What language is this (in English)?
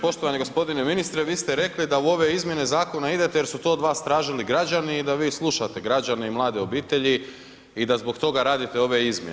Croatian